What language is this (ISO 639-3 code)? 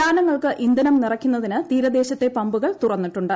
mal